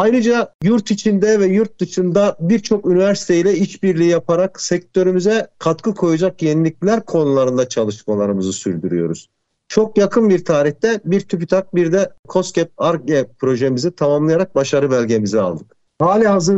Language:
Turkish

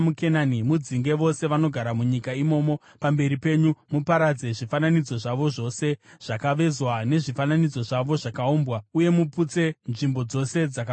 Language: Shona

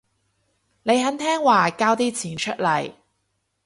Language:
Cantonese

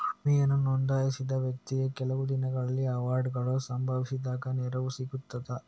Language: Kannada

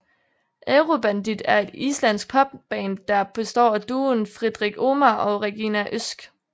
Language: Danish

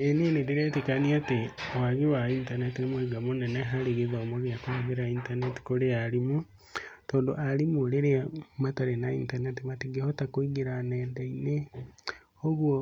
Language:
Kikuyu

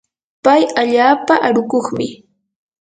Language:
Yanahuanca Pasco Quechua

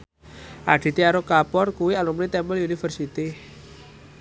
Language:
Javanese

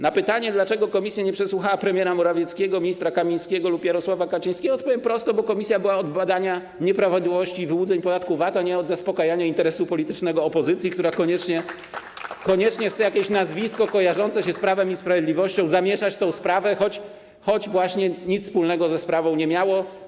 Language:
Polish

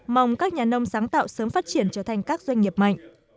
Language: Vietnamese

